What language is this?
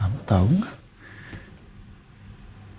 Indonesian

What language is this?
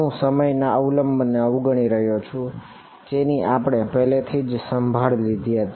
Gujarati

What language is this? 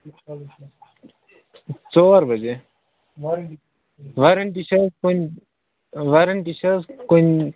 Kashmiri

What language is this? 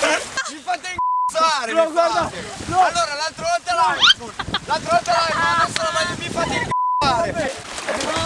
Italian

